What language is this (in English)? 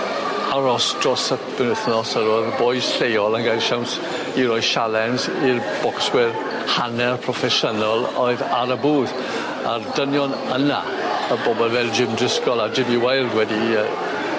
Welsh